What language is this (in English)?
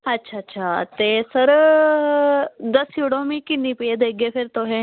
Dogri